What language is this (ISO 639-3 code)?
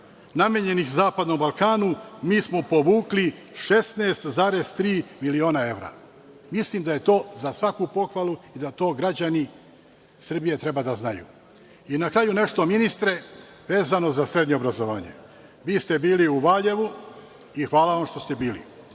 srp